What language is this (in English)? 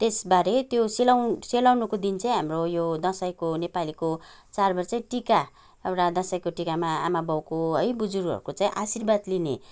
Nepali